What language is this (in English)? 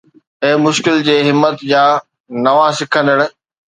Sindhi